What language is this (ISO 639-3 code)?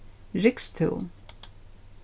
fao